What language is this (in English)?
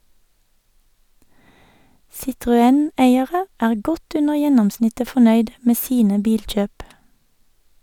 Norwegian